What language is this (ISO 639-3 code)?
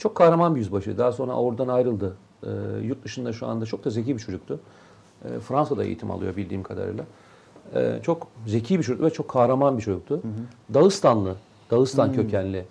tur